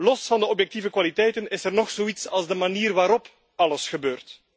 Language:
Dutch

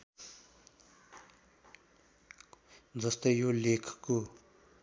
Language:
Nepali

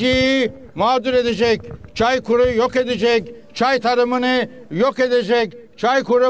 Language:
Turkish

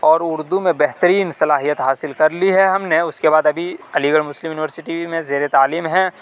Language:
Urdu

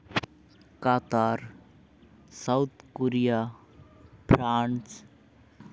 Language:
Santali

